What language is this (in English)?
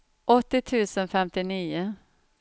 Swedish